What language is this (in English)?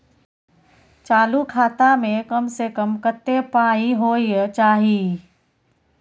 Maithili